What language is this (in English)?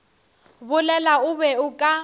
Northern Sotho